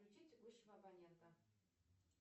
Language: Russian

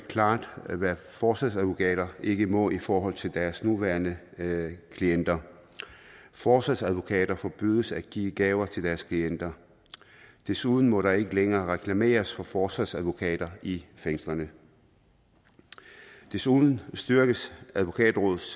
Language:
Danish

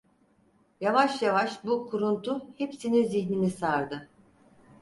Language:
Turkish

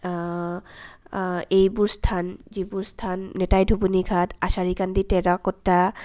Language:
Assamese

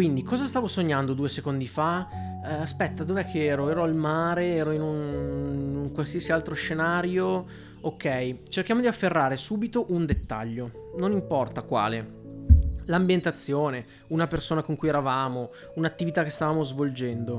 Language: Italian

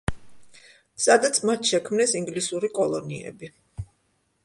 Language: Georgian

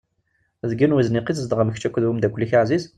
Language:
Kabyle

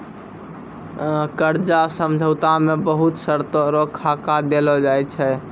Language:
Maithili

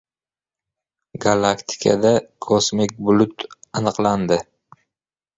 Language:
Uzbek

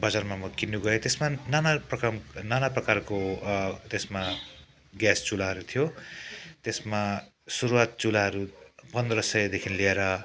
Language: Nepali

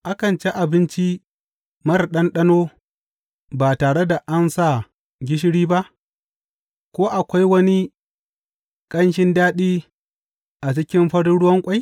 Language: Hausa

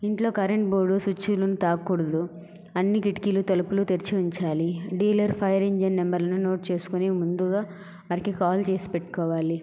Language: Telugu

